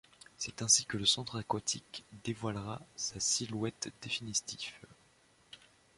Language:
French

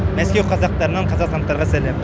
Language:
Kazakh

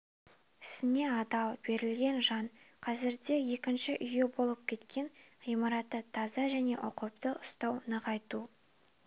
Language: Kazakh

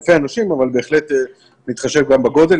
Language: Hebrew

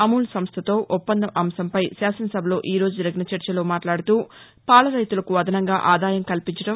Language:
Telugu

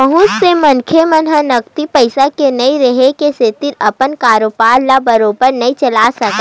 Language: Chhattisgarhi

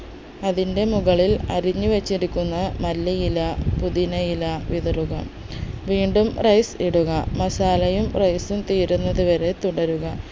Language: Malayalam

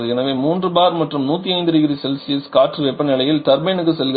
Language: Tamil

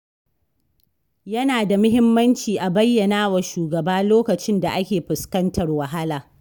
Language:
Hausa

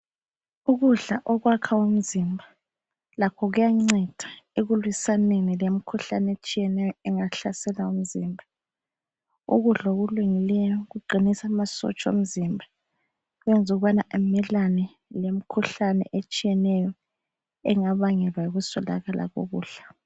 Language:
North Ndebele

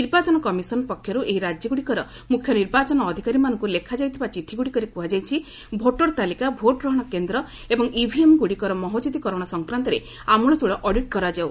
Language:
Odia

